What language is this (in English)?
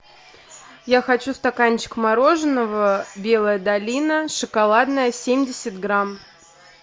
Russian